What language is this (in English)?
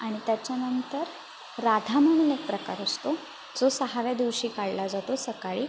Marathi